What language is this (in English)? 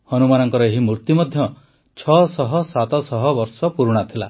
Odia